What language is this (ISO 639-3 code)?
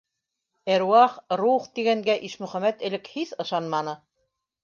bak